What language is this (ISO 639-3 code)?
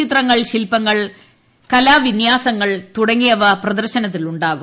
mal